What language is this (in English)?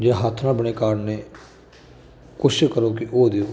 Punjabi